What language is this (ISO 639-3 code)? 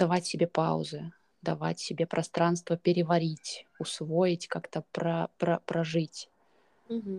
rus